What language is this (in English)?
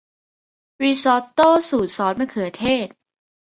Thai